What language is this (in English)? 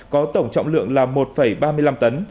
Vietnamese